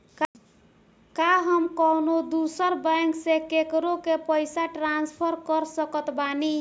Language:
Bhojpuri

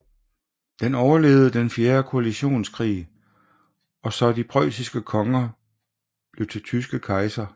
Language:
Danish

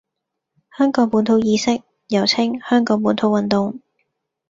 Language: Cantonese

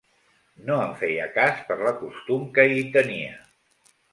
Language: Catalan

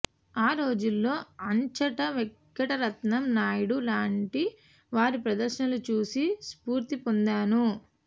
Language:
Telugu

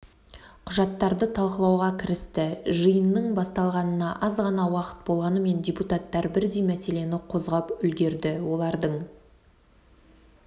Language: Kazakh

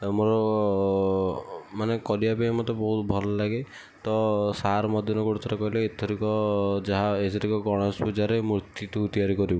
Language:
Odia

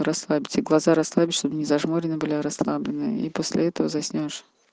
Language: Russian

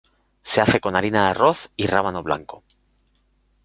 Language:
Spanish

